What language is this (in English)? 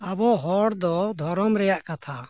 Santali